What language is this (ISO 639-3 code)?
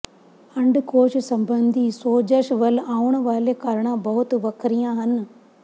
pan